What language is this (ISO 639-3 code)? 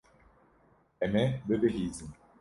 kur